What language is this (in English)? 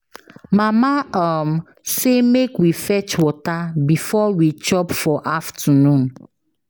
Nigerian Pidgin